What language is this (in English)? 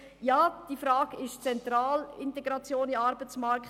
Swiss German